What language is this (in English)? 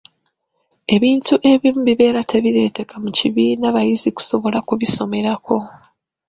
Ganda